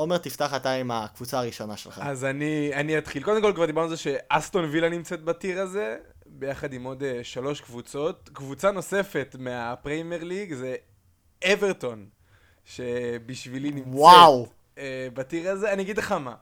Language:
Hebrew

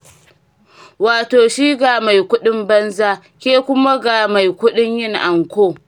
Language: Hausa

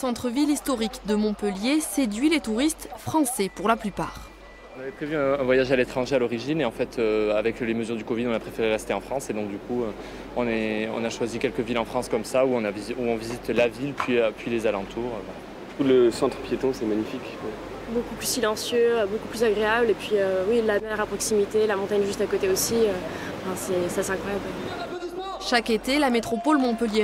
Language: French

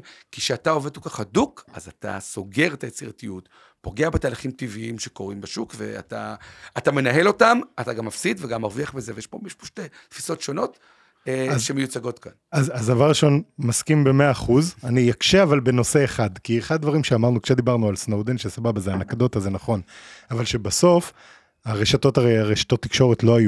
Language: Hebrew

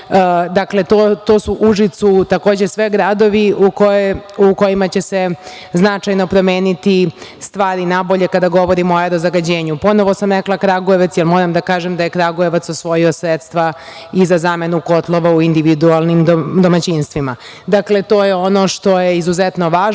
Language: Serbian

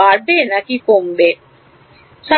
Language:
Bangla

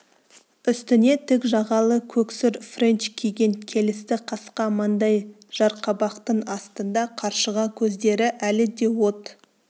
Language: Kazakh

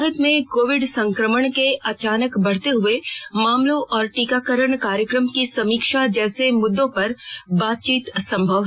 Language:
Hindi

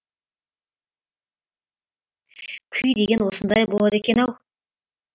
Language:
Kazakh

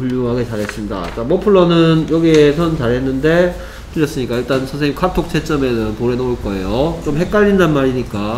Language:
Korean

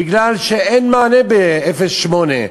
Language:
Hebrew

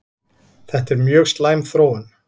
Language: Icelandic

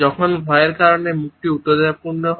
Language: Bangla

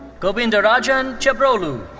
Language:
English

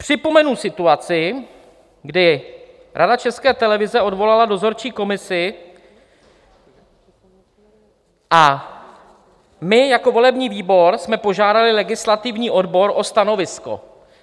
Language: Czech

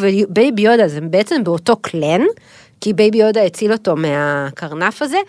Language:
Hebrew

